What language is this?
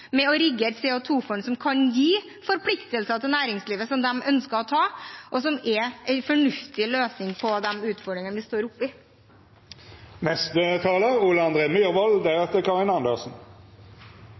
Norwegian Bokmål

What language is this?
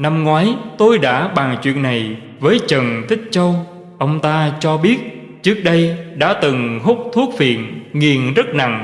Vietnamese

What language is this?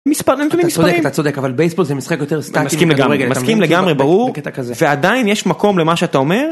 Hebrew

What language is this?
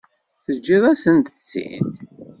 Kabyle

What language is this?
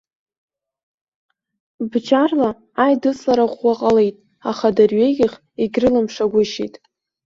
Abkhazian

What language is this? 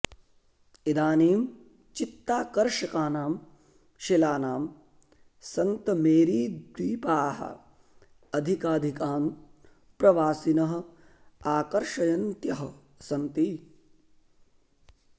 Sanskrit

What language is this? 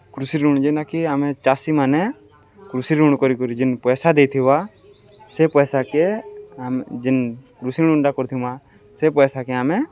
Odia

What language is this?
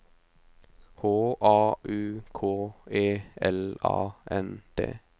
Norwegian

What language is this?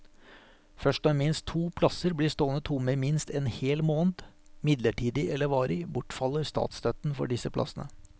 Norwegian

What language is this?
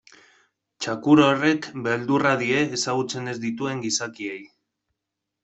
Basque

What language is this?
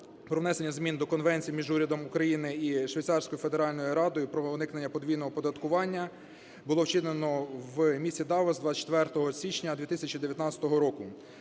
Ukrainian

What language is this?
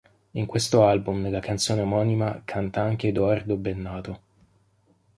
Italian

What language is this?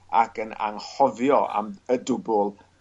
Welsh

